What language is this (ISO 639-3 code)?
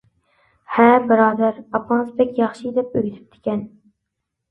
uig